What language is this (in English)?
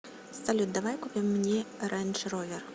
Russian